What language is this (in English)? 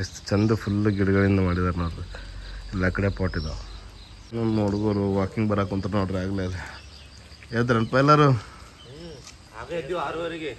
Kannada